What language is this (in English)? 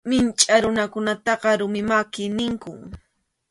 Arequipa-La Unión Quechua